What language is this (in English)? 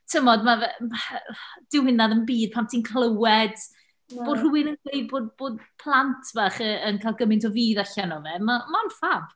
Welsh